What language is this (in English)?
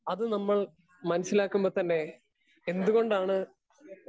Malayalam